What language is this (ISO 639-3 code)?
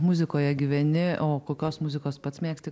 lit